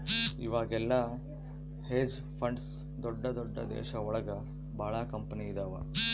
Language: Kannada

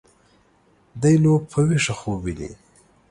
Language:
Pashto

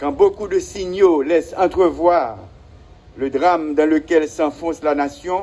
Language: French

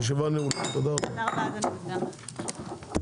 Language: Hebrew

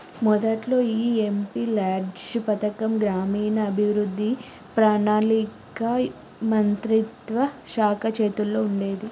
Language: Telugu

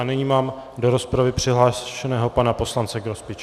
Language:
Czech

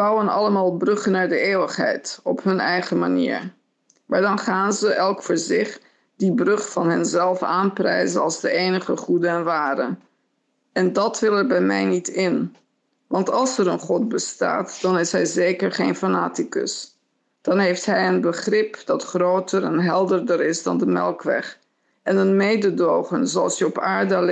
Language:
Dutch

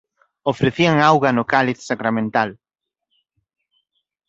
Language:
Galician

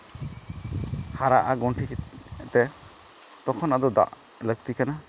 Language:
Santali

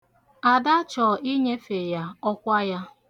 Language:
Igbo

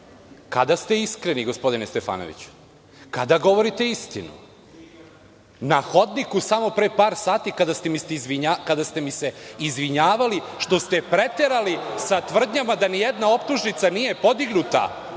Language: Serbian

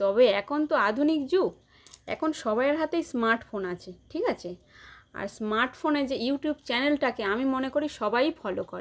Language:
Bangla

